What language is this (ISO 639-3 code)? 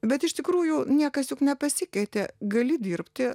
lit